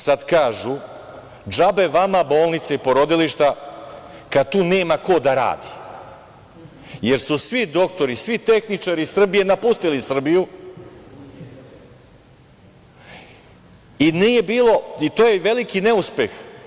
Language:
Serbian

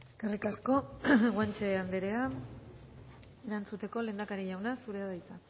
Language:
Basque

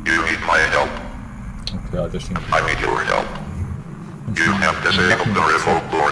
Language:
German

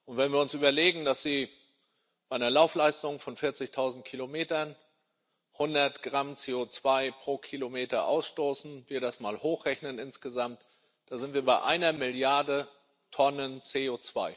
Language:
German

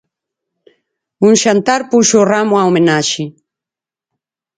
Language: Galician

